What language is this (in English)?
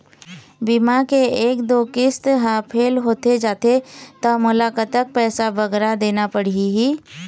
Chhattisgarhi